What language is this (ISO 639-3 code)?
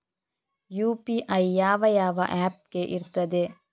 kan